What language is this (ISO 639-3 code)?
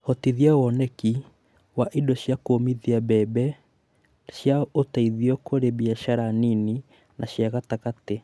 kik